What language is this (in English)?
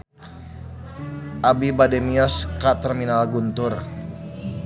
Sundanese